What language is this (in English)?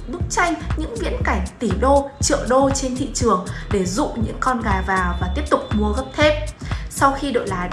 Vietnamese